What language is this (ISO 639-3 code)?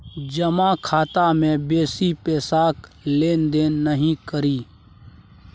mai